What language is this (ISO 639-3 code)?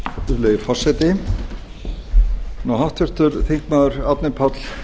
isl